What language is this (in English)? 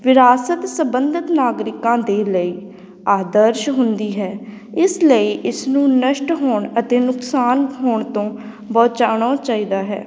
Punjabi